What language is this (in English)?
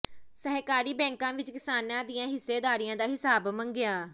Punjabi